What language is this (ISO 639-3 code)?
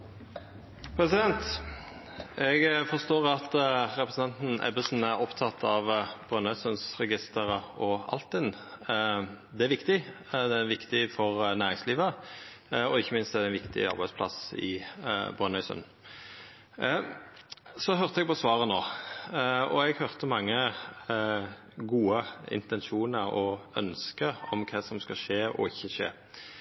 nor